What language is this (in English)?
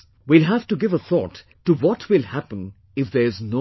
English